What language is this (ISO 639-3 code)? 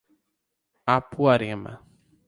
por